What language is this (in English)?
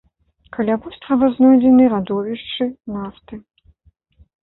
Belarusian